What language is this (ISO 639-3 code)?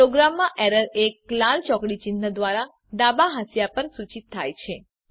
guj